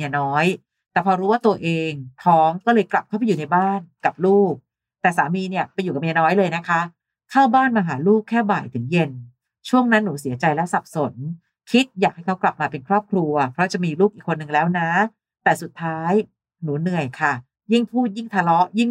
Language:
Thai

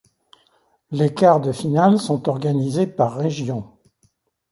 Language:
French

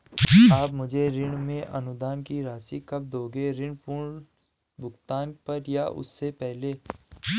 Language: Hindi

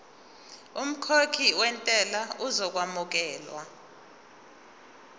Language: Zulu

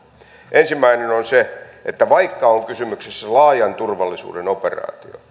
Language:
Finnish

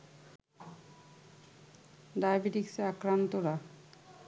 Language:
Bangla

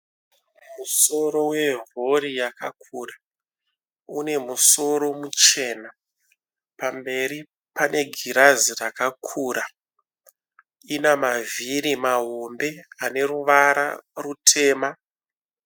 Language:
Shona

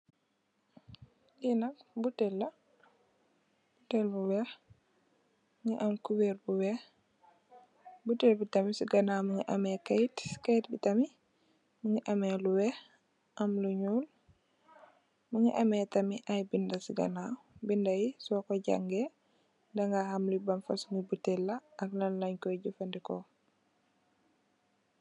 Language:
Wolof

